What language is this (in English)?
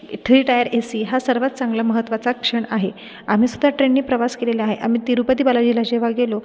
Marathi